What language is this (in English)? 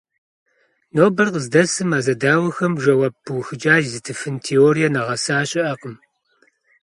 Kabardian